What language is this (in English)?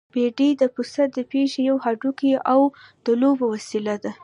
Pashto